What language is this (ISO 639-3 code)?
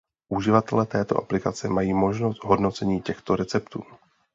ces